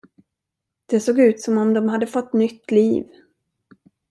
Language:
Swedish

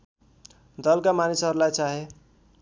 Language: Nepali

